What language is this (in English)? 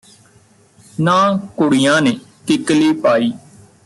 Punjabi